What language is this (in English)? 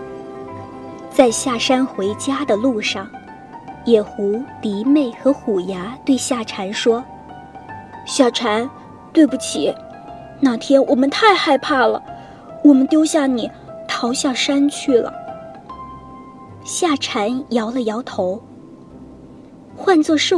Chinese